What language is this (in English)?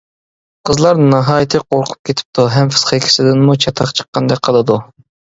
Uyghur